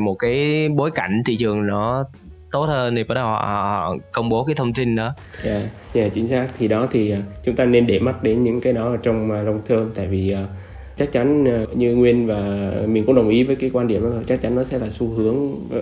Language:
Vietnamese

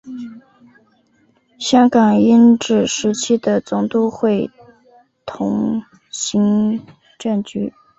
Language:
Chinese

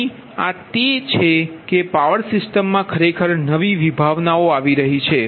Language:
Gujarati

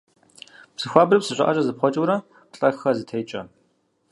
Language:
Kabardian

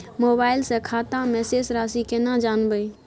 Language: Maithili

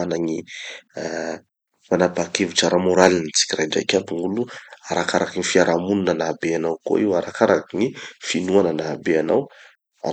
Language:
Tanosy Malagasy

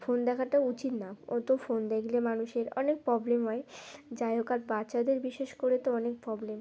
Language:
Bangla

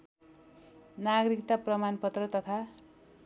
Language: Nepali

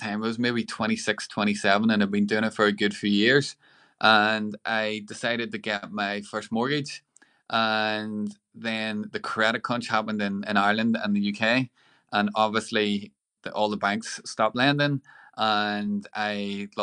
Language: English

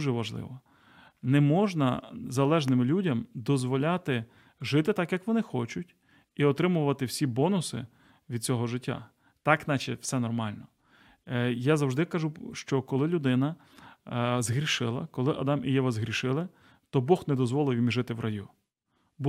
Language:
Ukrainian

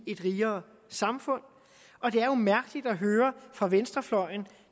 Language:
Danish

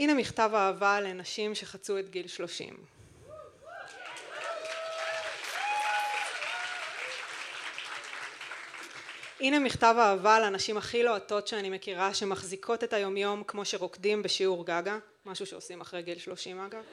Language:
Hebrew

